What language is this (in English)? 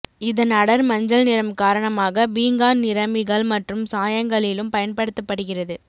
Tamil